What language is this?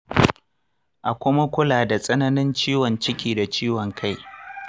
Hausa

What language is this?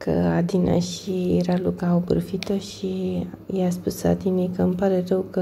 Romanian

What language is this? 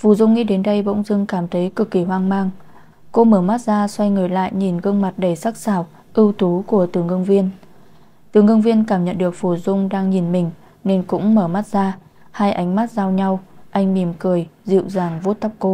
Vietnamese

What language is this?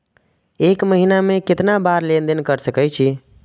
Maithili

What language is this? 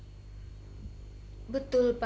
Indonesian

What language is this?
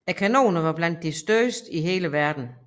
Danish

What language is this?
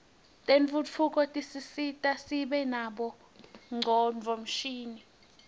Swati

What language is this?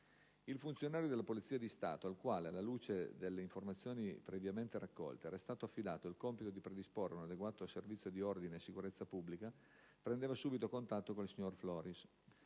Italian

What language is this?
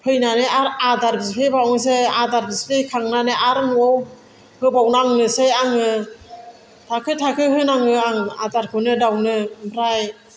Bodo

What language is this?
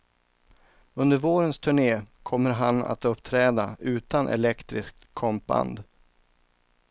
Swedish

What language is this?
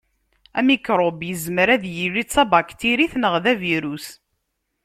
Kabyle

